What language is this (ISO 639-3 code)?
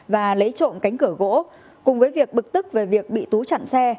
vie